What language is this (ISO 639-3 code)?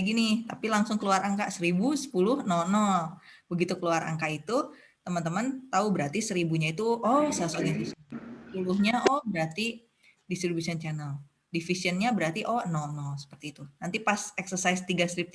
ind